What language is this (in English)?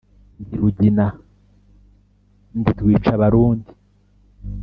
Kinyarwanda